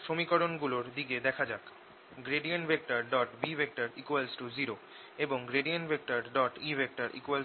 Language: Bangla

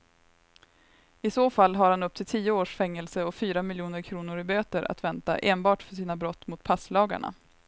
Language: Swedish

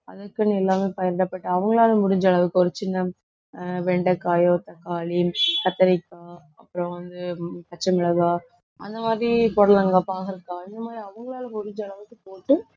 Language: Tamil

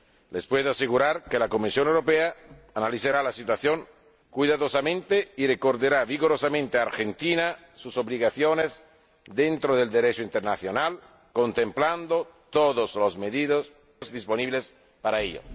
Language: Spanish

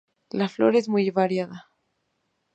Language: Spanish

